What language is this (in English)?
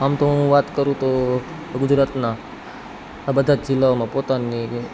Gujarati